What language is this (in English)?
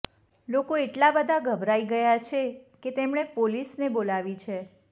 Gujarati